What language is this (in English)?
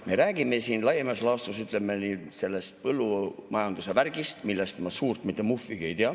Estonian